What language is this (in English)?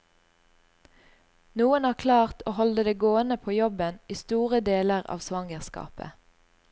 Norwegian